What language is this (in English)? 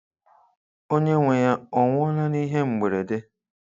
Igbo